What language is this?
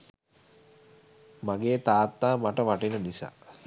Sinhala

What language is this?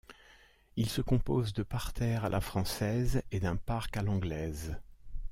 French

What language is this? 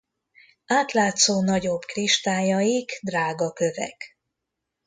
Hungarian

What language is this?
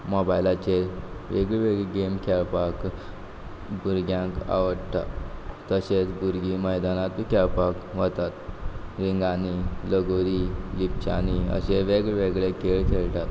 Konkani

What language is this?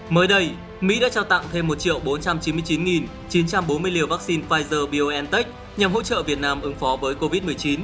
Vietnamese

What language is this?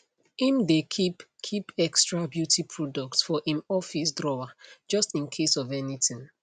Nigerian Pidgin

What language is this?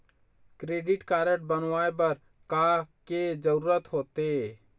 Chhattisgarhi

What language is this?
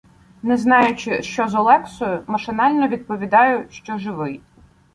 Ukrainian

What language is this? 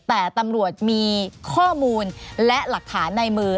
Thai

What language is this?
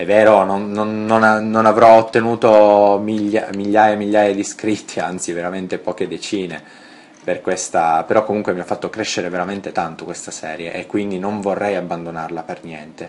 Italian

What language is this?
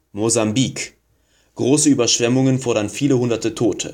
German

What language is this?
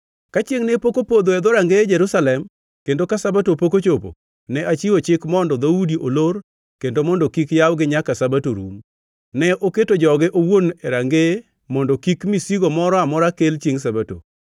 Luo (Kenya and Tanzania)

